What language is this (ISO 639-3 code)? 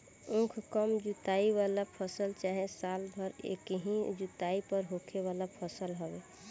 bho